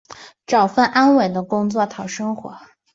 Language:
Chinese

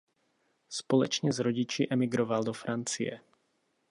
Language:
Czech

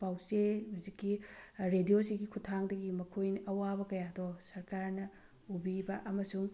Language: Manipuri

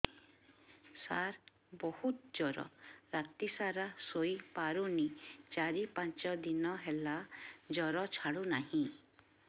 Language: Odia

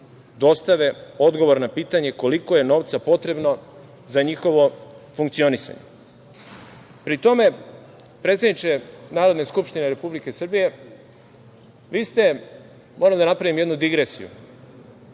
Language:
Serbian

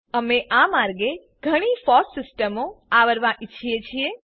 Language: Gujarati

